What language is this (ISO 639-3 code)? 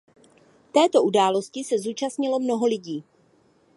ces